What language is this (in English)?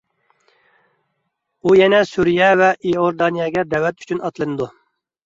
Uyghur